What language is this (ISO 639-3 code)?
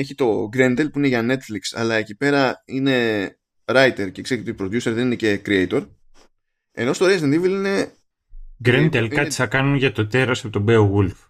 ell